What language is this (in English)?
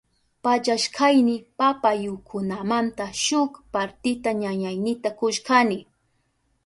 Southern Pastaza Quechua